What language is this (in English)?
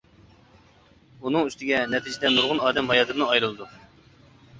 Uyghur